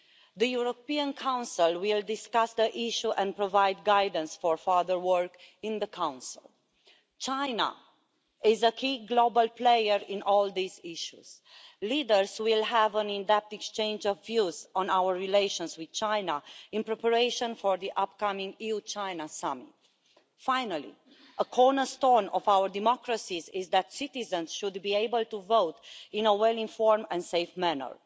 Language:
English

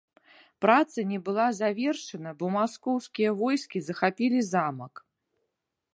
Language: Belarusian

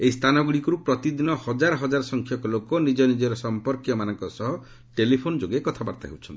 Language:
Odia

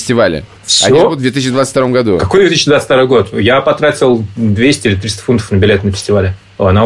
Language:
Russian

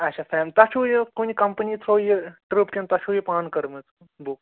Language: Kashmiri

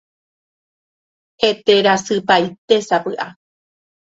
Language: Guarani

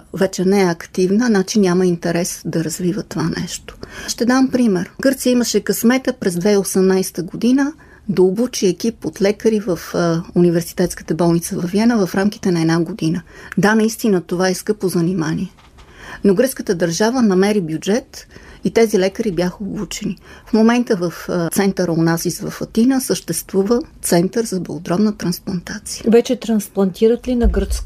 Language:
Bulgarian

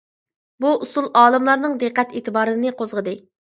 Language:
Uyghur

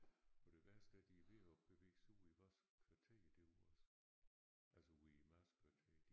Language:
Danish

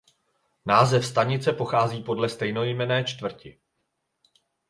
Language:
Czech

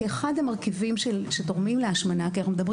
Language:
Hebrew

